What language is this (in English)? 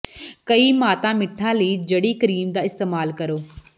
Punjabi